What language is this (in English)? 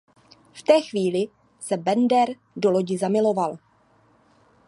Czech